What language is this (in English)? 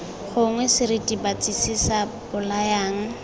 Tswana